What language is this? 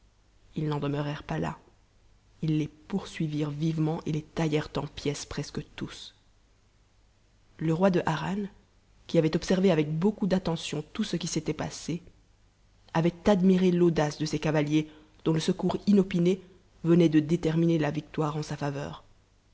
French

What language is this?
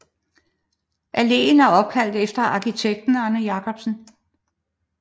Danish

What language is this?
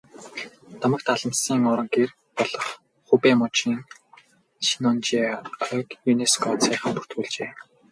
Mongolian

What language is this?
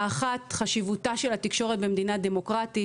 Hebrew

